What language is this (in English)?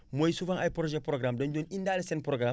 Wolof